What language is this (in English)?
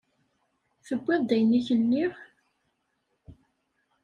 Kabyle